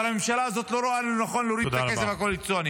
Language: Hebrew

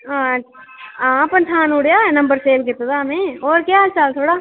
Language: Dogri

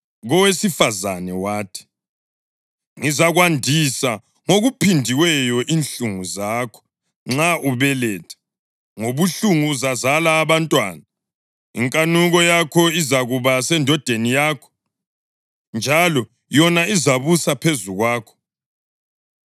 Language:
North Ndebele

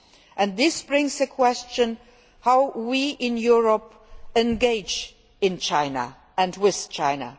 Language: English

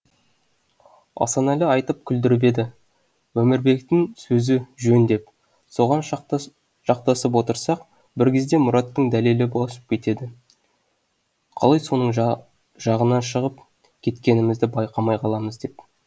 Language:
Kazakh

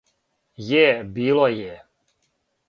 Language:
Serbian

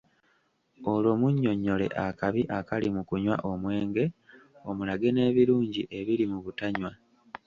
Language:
Ganda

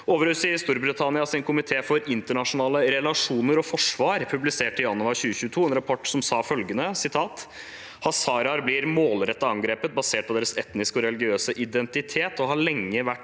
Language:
Norwegian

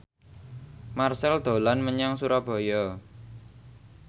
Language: Javanese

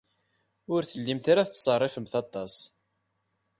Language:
Kabyle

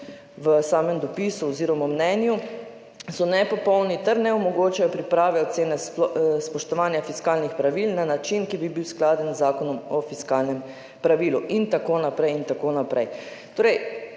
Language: Slovenian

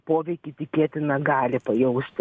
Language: Lithuanian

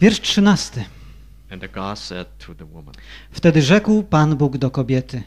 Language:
Polish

